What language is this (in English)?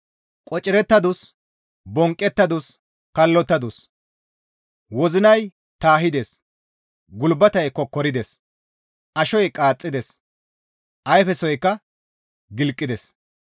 Gamo